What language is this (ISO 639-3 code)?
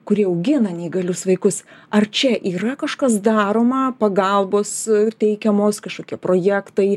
lit